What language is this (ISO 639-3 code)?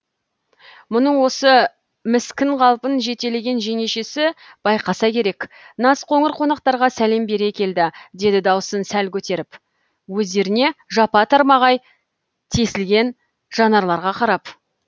kaz